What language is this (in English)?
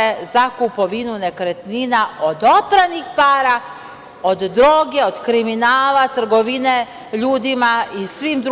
Serbian